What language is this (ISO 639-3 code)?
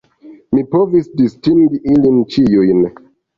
epo